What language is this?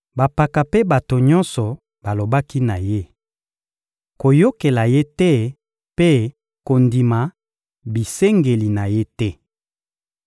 Lingala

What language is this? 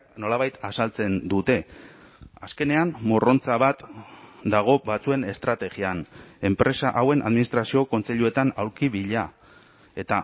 Basque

